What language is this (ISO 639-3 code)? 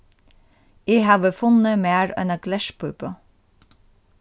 fao